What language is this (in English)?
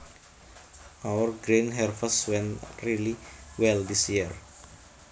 Javanese